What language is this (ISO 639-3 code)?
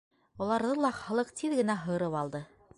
bak